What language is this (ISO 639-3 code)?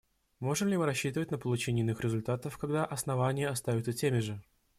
rus